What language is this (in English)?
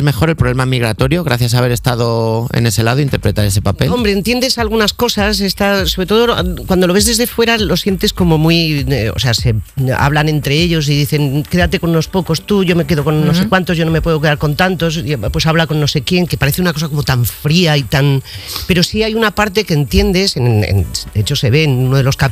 Spanish